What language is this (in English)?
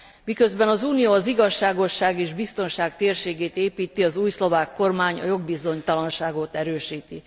Hungarian